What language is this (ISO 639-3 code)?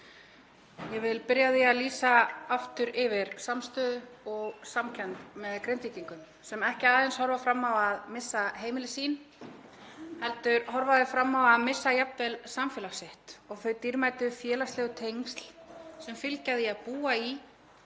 isl